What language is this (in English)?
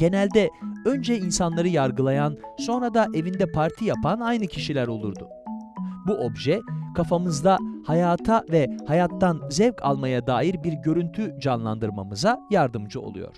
Turkish